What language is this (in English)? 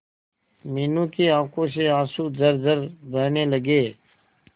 Hindi